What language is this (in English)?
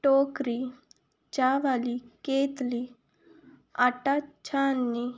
Punjabi